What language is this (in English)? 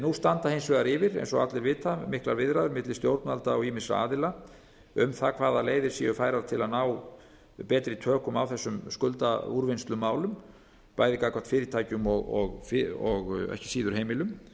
Icelandic